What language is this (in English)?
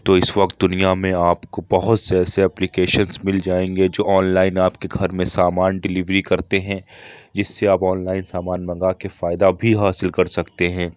Urdu